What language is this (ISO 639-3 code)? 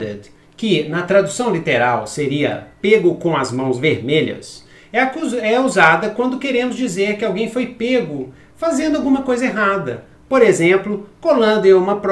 por